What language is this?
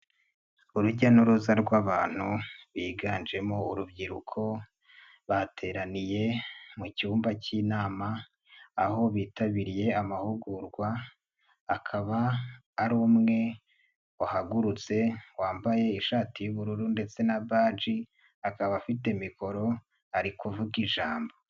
Kinyarwanda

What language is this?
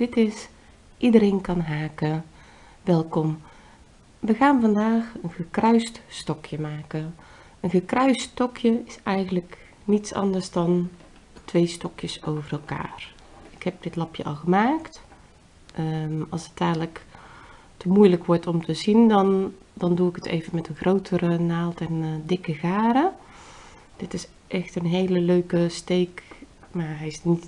Dutch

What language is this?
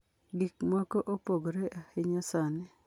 Luo (Kenya and Tanzania)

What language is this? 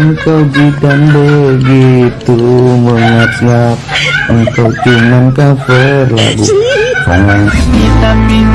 Indonesian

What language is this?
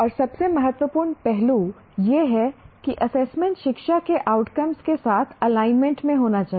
Hindi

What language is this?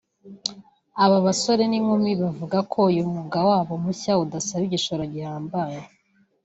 Kinyarwanda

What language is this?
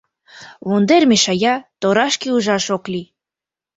Mari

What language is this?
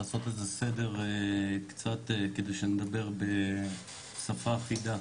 Hebrew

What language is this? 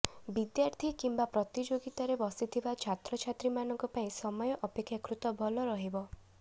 Odia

